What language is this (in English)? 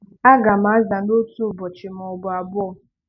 Igbo